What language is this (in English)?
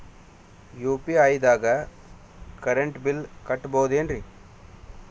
Kannada